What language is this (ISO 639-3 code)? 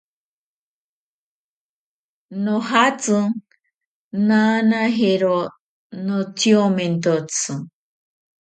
prq